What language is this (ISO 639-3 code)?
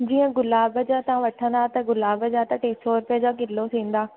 snd